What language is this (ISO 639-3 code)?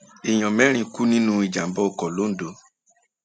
yor